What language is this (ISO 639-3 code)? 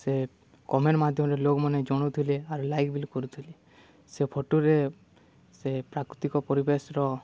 ori